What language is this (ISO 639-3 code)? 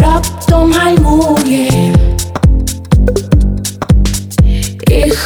ukr